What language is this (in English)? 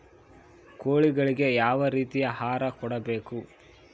Kannada